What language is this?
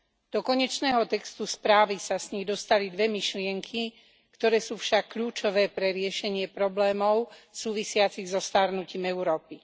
Slovak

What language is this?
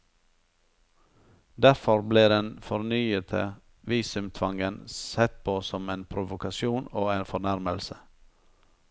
Norwegian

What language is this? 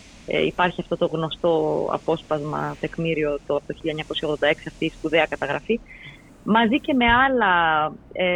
Greek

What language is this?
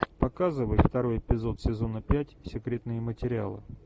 Russian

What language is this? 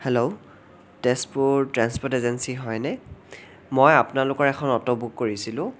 Assamese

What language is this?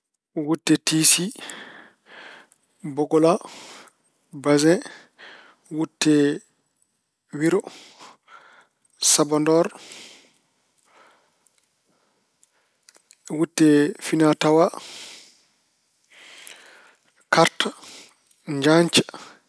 Fula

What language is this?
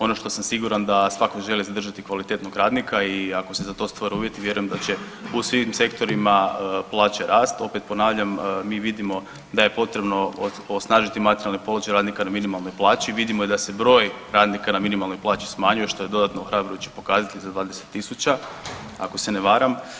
Croatian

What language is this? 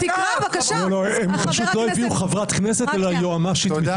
Hebrew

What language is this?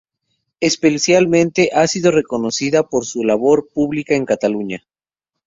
Spanish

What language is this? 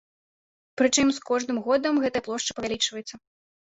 Belarusian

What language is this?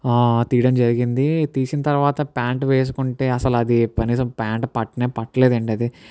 Telugu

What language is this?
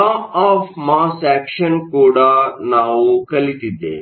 Kannada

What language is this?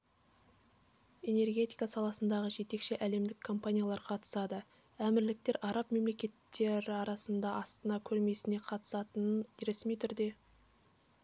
Kazakh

